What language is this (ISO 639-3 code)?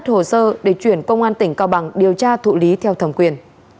vie